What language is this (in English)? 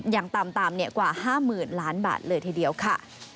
Thai